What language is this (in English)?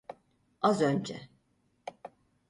Turkish